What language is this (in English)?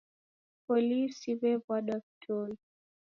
Taita